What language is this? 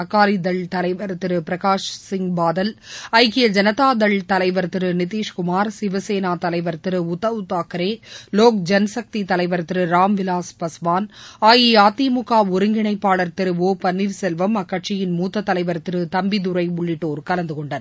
Tamil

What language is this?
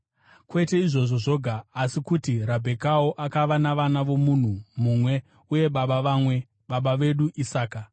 Shona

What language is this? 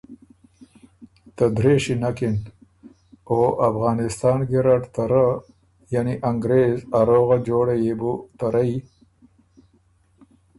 Ormuri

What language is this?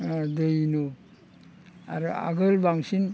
Bodo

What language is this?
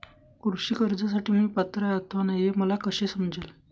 Marathi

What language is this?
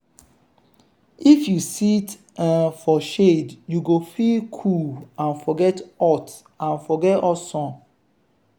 Nigerian Pidgin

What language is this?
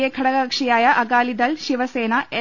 Malayalam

